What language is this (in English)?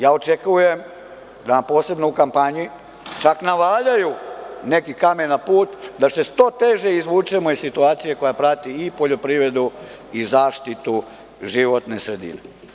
Serbian